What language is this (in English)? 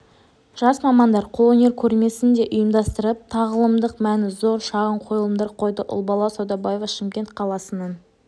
Kazakh